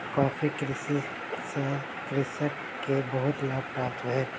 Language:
Maithili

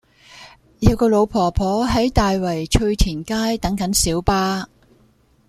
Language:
Cantonese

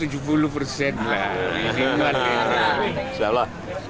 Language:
Indonesian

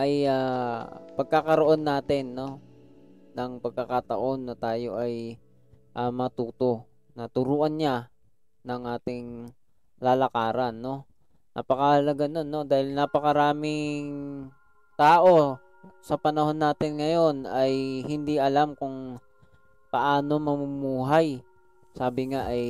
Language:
Filipino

